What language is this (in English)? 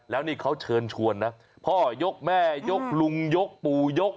Thai